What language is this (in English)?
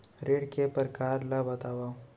Chhattisgarhi